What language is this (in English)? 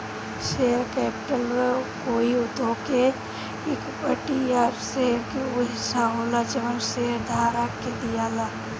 Bhojpuri